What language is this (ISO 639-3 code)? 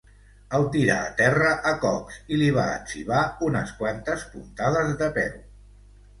cat